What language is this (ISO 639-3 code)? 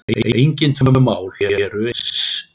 isl